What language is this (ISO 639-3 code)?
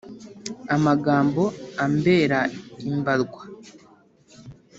kin